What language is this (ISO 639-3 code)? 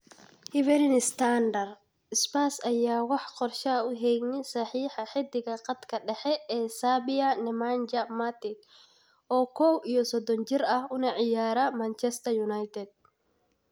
som